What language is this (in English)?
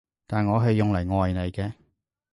Cantonese